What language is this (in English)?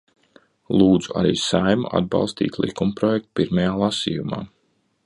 Latvian